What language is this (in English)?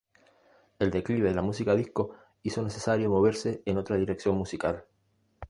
Spanish